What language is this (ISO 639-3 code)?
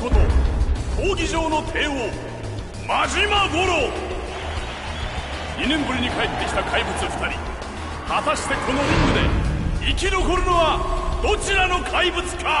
jpn